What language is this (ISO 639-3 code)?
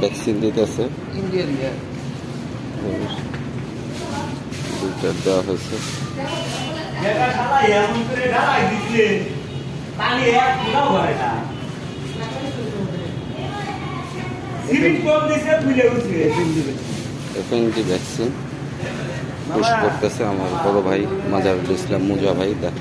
ron